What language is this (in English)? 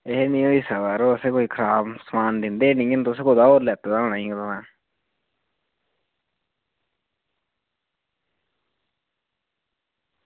Dogri